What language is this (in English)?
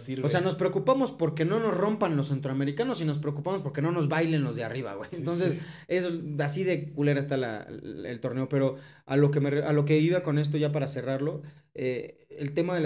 Spanish